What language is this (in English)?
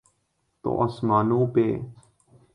Urdu